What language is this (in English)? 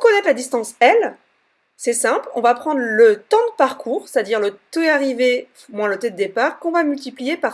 French